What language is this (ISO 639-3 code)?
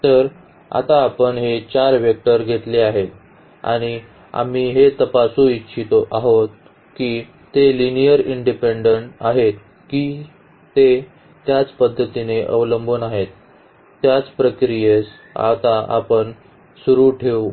mar